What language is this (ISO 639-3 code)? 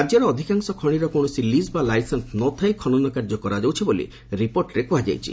ori